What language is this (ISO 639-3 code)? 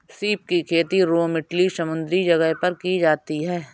hin